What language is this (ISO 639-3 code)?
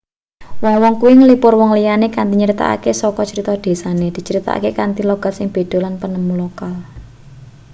jav